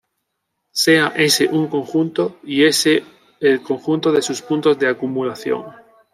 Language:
Spanish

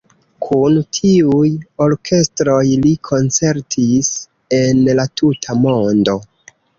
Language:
Esperanto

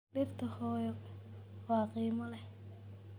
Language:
Somali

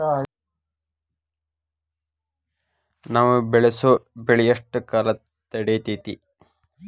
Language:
Kannada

